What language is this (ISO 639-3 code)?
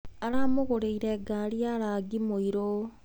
kik